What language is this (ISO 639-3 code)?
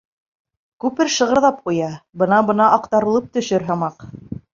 bak